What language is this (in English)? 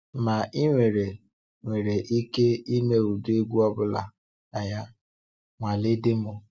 Igbo